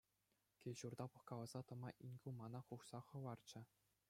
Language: Chuvash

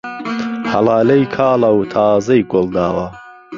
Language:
Central Kurdish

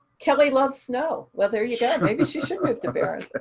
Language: English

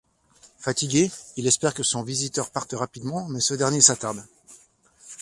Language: French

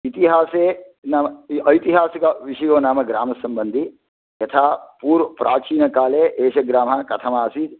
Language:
Sanskrit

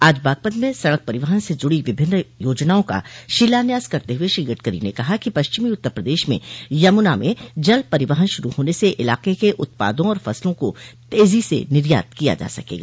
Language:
Hindi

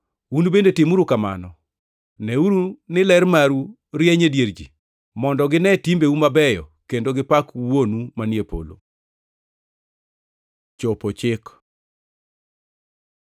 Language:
Luo (Kenya and Tanzania)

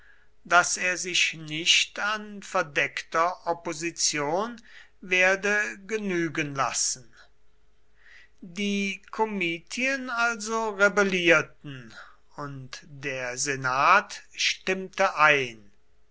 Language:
German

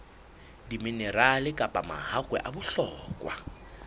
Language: Southern Sotho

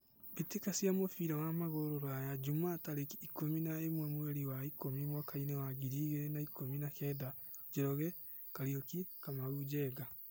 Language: Kikuyu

